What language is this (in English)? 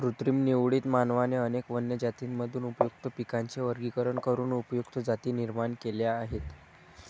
Marathi